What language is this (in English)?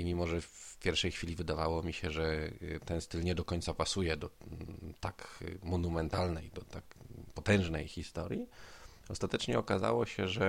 Polish